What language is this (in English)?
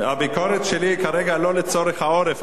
Hebrew